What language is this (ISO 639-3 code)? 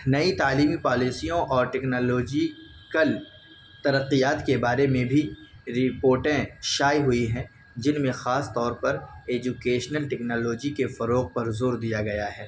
urd